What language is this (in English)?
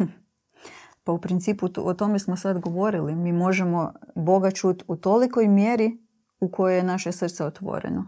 Croatian